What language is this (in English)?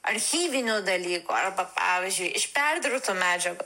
Lithuanian